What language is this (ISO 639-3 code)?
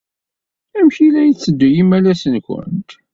kab